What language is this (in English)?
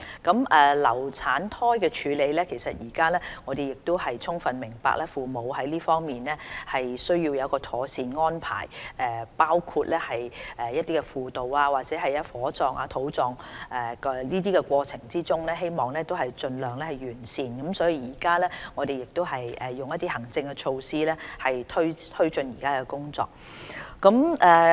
Cantonese